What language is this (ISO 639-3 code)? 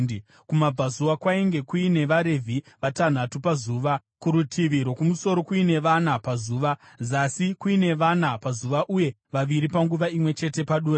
sna